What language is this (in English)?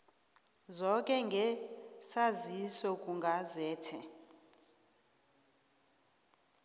South Ndebele